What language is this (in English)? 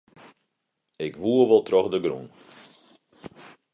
Western Frisian